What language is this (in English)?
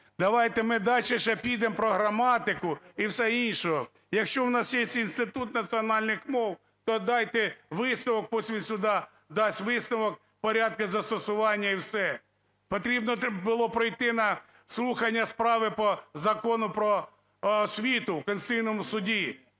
Ukrainian